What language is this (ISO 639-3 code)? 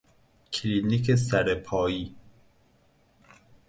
fas